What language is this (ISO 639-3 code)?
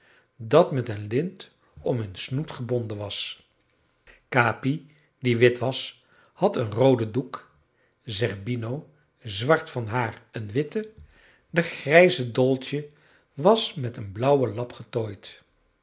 nld